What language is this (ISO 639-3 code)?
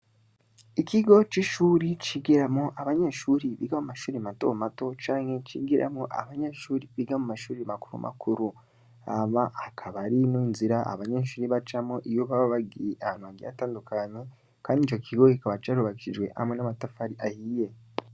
run